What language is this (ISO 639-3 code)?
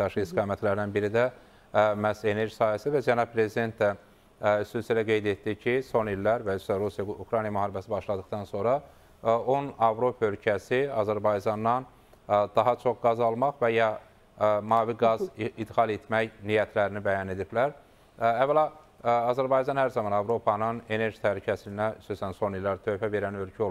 tur